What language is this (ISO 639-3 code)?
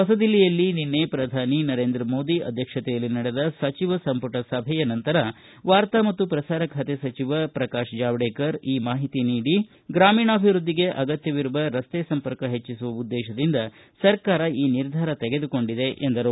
kan